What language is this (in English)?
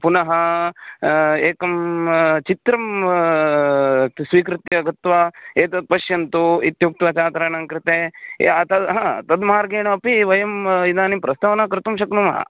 Sanskrit